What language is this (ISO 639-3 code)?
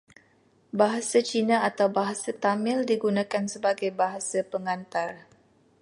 msa